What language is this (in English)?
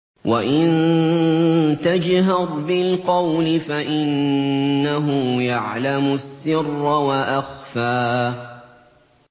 Arabic